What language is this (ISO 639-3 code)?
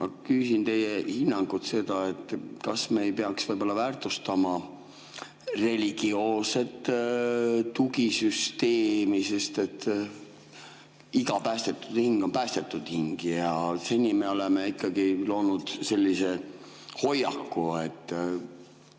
est